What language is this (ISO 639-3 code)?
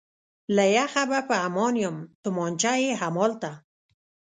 pus